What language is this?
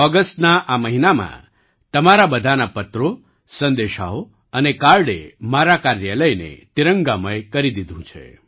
Gujarati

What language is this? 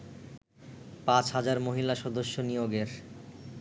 Bangla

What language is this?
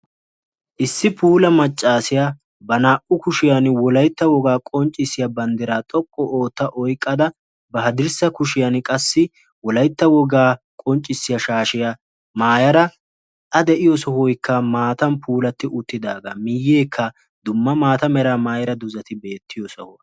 Wolaytta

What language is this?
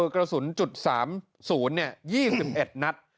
Thai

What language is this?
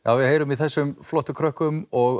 Icelandic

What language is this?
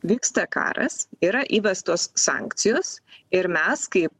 Lithuanian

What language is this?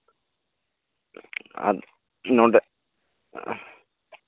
Santali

